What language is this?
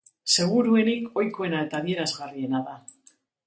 Basque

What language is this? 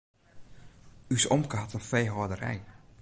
Western Frisian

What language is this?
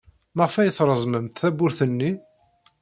Kabyle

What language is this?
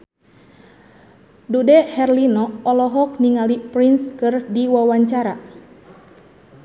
Sundanese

